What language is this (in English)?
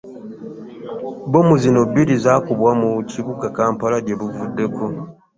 Ganda